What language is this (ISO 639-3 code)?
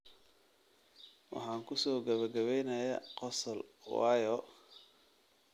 som